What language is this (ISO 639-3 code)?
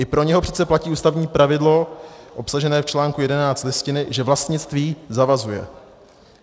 ces